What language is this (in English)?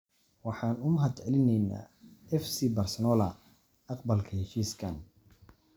Somali